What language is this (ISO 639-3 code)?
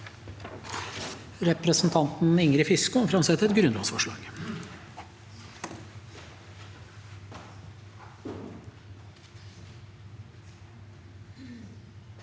nor